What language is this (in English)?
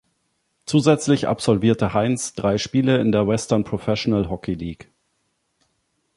German